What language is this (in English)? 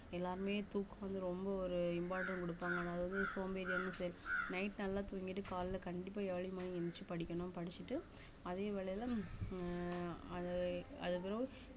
Tamil